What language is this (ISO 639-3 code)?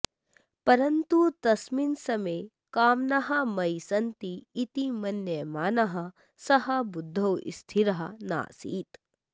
san